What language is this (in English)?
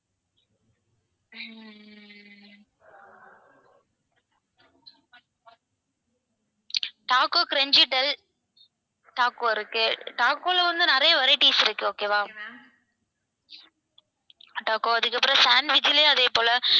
Tamil